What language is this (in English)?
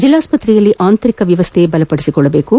Kannada